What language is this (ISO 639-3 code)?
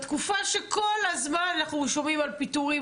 heb